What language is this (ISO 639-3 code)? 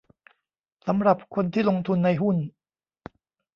tha